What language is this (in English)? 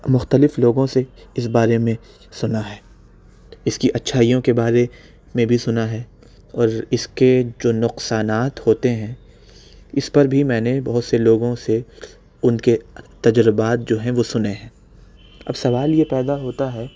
Urdu